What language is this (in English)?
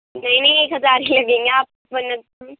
Urdu